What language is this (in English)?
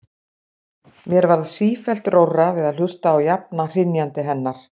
Icelandic